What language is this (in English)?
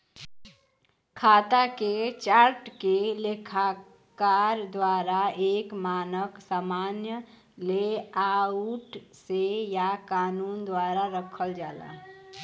Bhojpuri